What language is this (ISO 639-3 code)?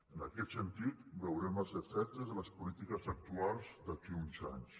cat